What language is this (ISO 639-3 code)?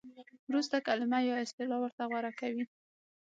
pus